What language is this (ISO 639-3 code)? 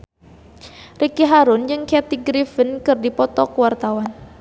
sun